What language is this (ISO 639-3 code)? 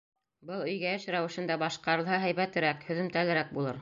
bak